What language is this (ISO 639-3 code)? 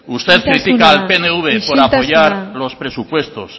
spa